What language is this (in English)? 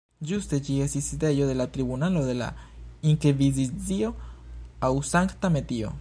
Esperanto